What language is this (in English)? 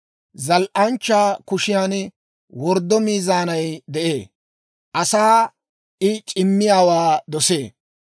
Dawro